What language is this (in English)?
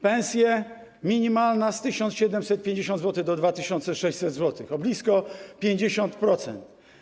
Polish